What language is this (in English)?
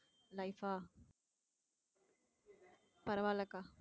Tamil